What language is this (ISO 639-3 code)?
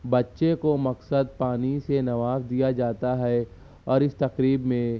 urd